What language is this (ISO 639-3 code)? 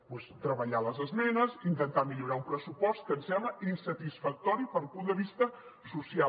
cat